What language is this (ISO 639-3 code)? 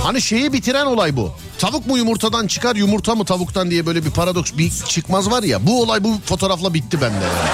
tur